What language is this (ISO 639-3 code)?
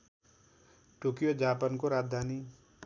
nep